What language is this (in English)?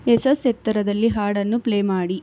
Kannada